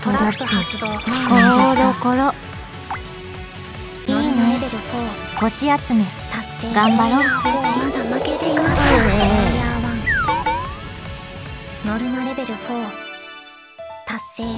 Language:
Japanese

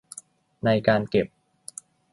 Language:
Thai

